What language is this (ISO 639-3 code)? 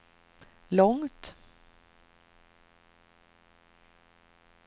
swe